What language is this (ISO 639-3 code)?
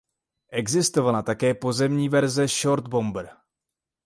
ces